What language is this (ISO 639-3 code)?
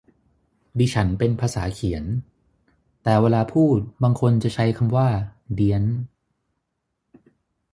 tha